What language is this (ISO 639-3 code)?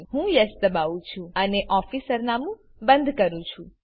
guj